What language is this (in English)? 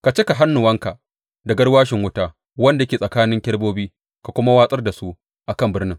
Hausa